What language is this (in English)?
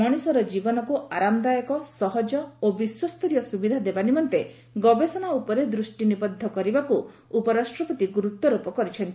Odia